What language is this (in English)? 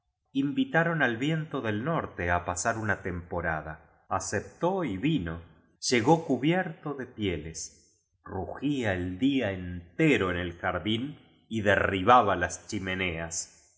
Spanish